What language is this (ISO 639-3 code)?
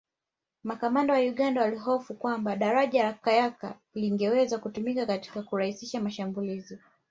swa